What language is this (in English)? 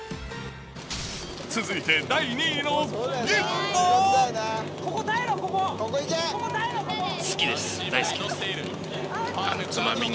Japanese